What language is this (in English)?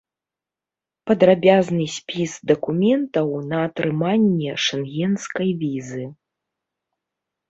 Belarusian